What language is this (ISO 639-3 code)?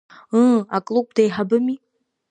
abk